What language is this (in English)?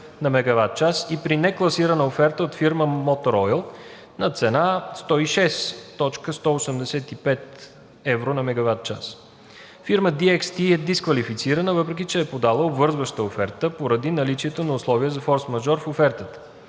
Bulgarian